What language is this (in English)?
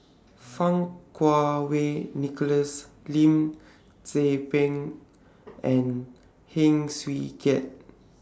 English